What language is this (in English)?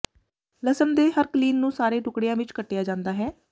Punjabi